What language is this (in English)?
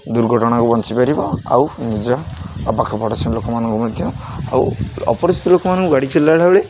Odia